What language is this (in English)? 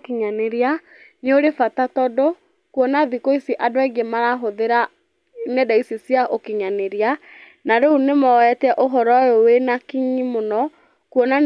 Kikuyu